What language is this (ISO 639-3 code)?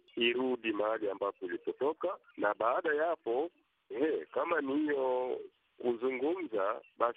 swa